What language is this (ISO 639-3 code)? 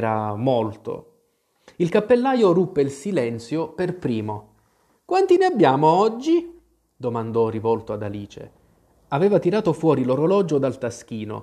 ita